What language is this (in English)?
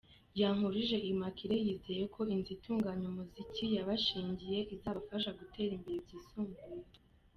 Kinyarwanda